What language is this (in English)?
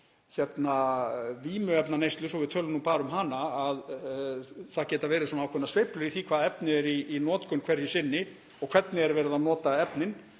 Icelandic